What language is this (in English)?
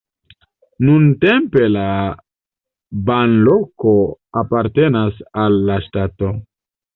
Esperanto